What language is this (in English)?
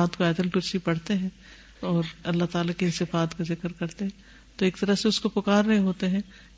Urdu